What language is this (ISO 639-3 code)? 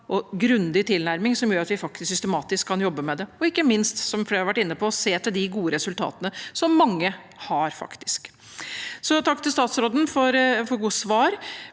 nor